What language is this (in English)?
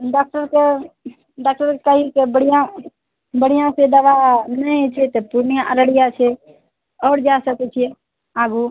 Maithili